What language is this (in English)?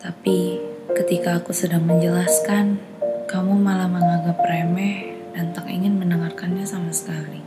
Indonesian